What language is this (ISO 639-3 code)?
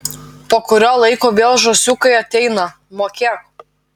lit